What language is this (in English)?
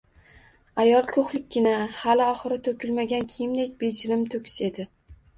Uzbek